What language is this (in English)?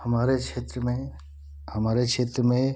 Hindi